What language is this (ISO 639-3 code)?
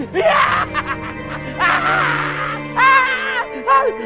ind